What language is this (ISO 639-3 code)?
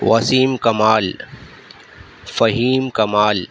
urd